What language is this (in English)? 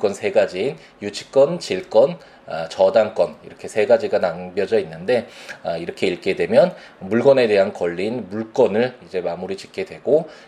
Korean